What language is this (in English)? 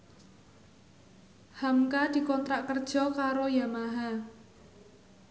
Javanese